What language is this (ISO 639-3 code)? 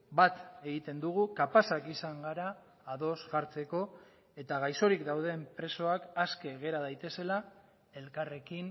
eus